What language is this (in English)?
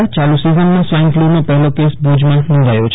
Gujarati